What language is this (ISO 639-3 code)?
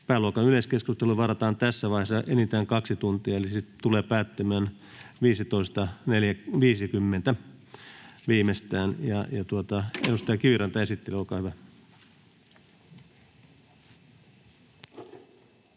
fin